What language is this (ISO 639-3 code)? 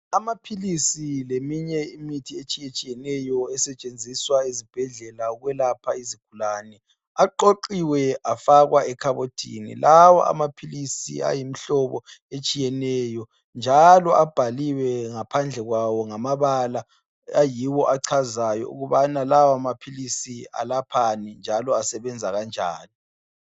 nde